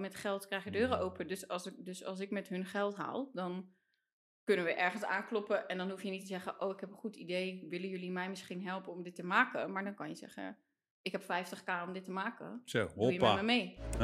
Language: Dutch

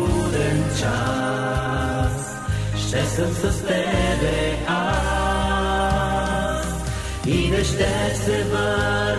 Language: Bulgarian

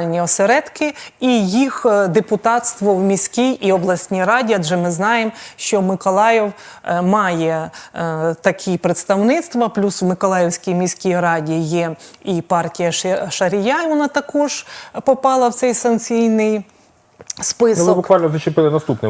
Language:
Ukrainian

